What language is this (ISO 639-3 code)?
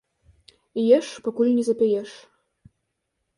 bel